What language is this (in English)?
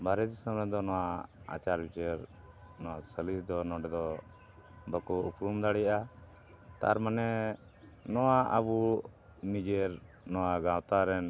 Santali